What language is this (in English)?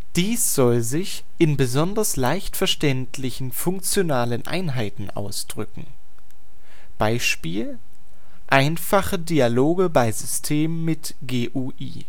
German